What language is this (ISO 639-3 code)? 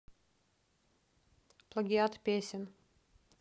rus